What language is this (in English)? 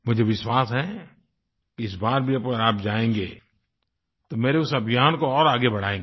Hindi